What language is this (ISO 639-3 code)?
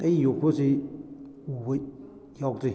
mni